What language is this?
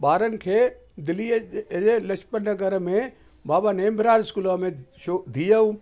Sindhi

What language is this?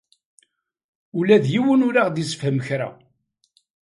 Kabyle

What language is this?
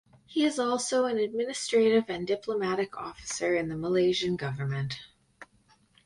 English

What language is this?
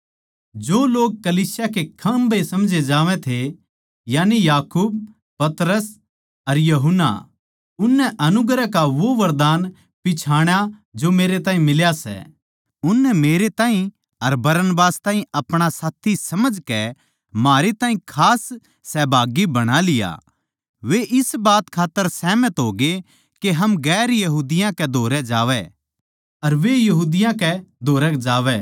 Haryanvi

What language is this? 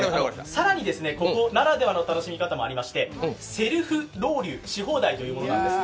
Japanese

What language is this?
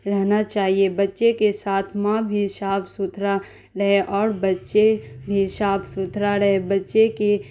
Urdu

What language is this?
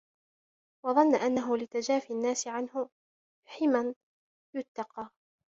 Arabic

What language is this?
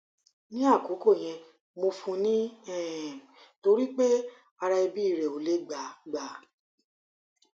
Yoruba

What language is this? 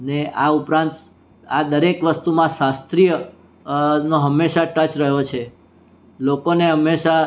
Gujarati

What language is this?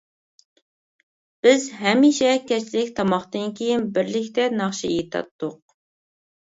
Uyghur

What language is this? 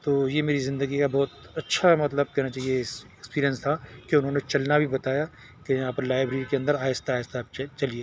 Urdu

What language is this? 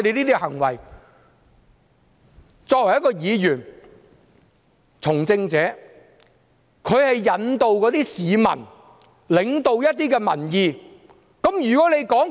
Cantonese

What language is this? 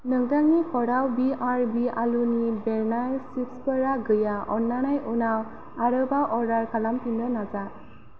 Bodo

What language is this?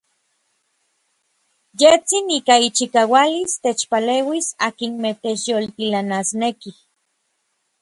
Orizaba Nahuatl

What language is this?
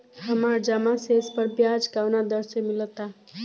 Bhojpuri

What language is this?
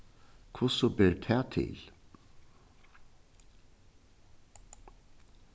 Faroese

